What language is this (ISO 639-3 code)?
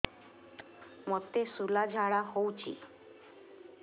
ori